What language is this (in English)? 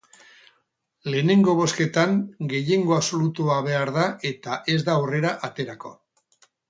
Basque